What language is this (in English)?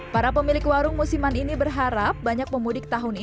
Indonesian